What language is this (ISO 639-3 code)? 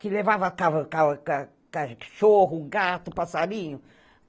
por